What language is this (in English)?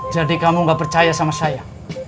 Indonesian